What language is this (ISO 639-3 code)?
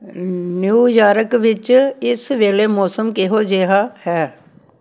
pan